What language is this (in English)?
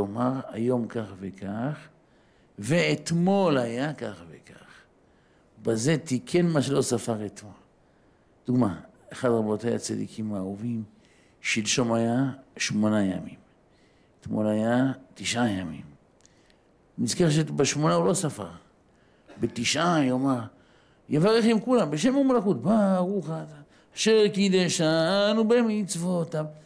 Hebrew